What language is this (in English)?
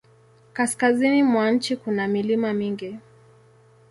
Swahili